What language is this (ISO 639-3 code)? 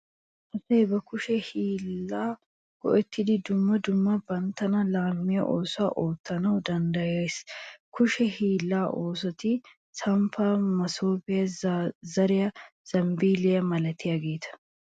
wal